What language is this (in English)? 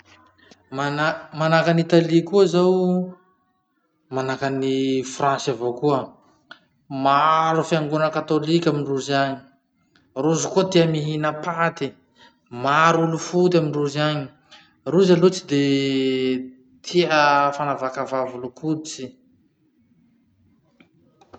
Masikoro Malagasy